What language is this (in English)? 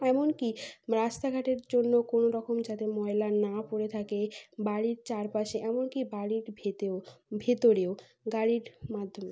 Bangla